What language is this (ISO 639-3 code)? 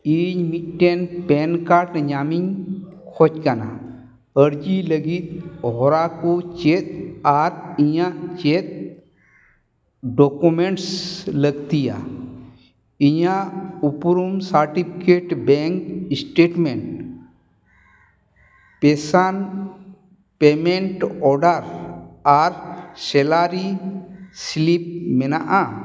sat